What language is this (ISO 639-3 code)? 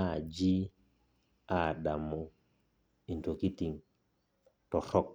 mas